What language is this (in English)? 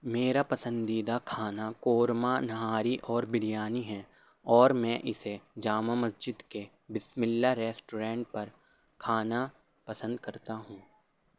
Urdu